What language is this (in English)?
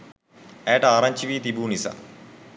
Sinhala